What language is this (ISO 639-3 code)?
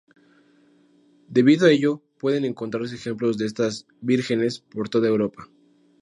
spa